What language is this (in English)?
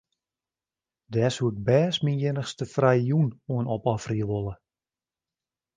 Western Frisian